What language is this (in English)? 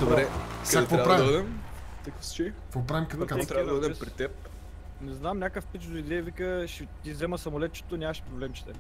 Bulgarian